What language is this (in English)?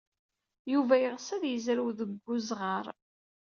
Kabyle